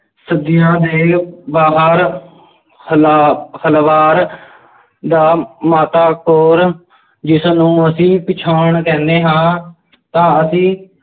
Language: Punjabi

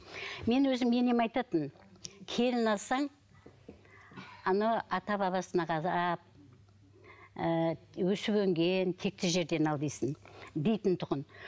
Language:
Kazakh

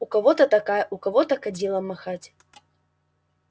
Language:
Russian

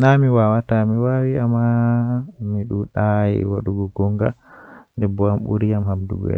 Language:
Western Niger Fulfulde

